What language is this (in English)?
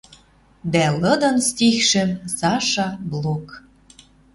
Western Mari